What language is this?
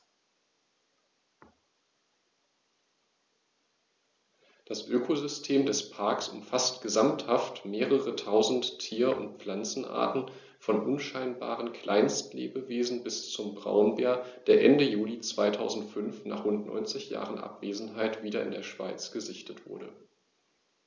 German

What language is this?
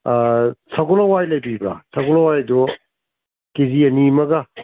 Manipuri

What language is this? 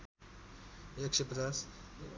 Nepali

